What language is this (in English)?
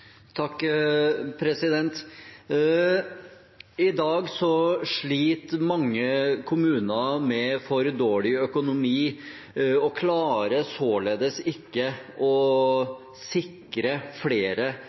Norwegian Bokmål